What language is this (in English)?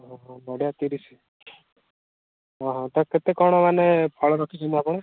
Odia